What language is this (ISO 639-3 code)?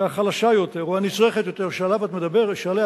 heb